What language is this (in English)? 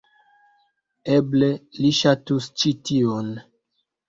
Esperanto